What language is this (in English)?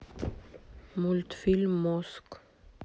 Russian